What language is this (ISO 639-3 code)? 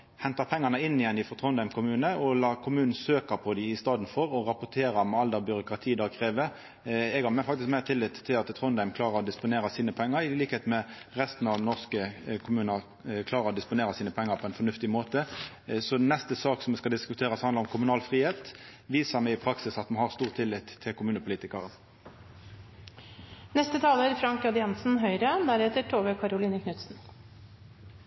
nno